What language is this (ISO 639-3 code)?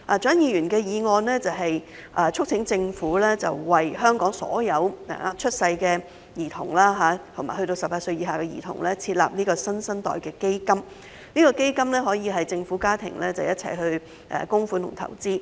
yue